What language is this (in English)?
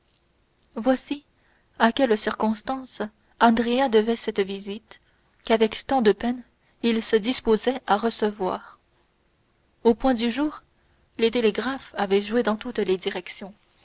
French